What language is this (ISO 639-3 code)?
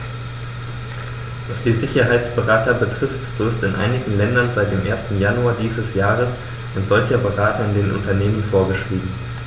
deu